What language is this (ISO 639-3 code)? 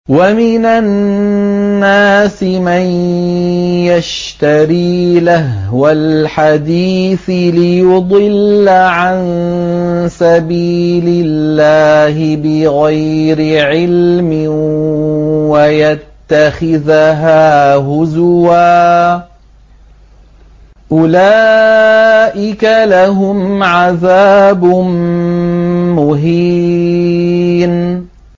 ara